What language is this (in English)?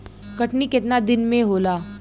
Bhojpuri